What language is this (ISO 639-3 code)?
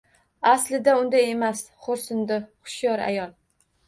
uzb